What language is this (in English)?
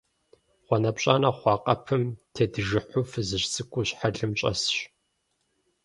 Kabardian